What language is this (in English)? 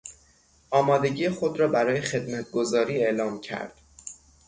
Persian